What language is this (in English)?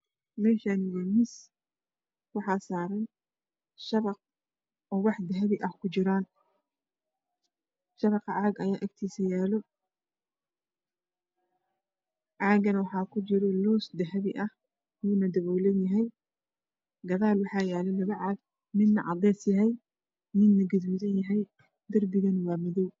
Somali